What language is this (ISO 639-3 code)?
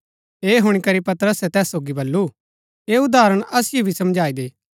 gbk